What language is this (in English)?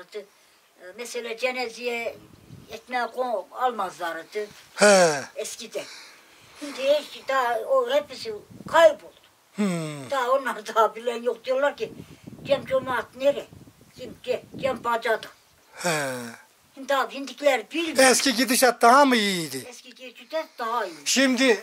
Turkish